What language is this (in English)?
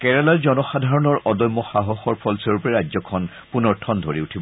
Assamese